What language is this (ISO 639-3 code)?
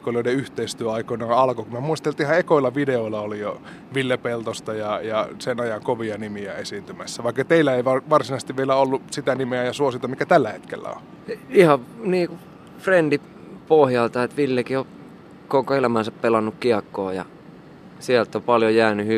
fin